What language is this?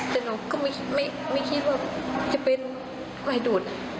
Thai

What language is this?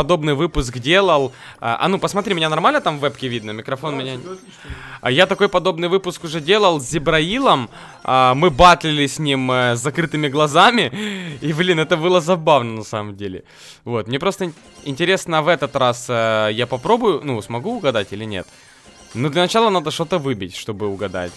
Russian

